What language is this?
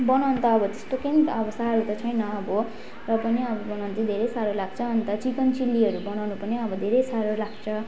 Nepali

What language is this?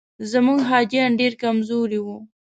Pashto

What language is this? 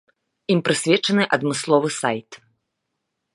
Belarusian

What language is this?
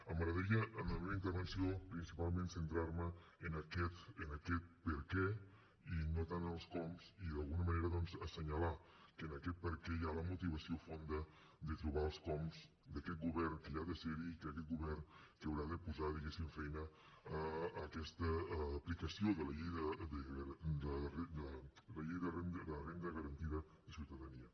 Catalan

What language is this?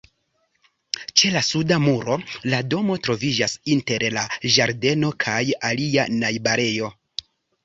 Esperanto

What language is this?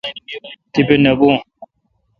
Kalkoti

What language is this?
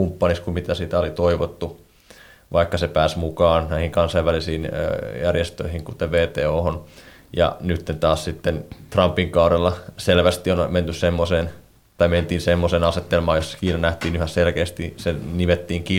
Finnish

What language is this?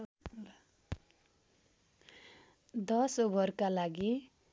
Nepali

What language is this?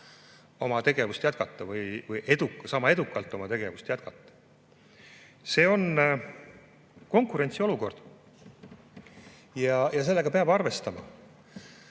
Estonian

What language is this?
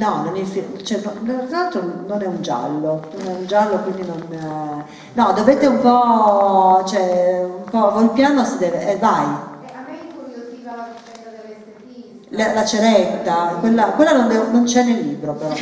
Italian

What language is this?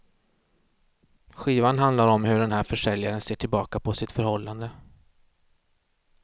Swedish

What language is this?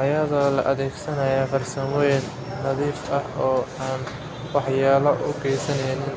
Somali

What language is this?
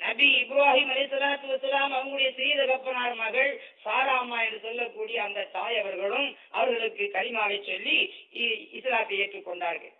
Tamil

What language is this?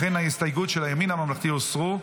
Hebrew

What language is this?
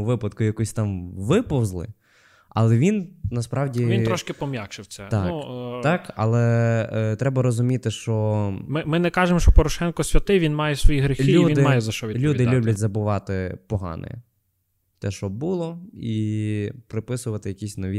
Ukrainian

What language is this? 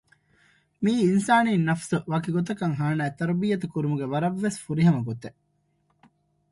Divehi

